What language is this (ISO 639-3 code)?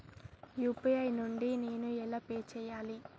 tel